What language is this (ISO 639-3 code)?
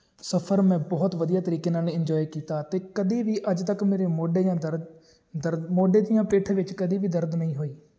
pan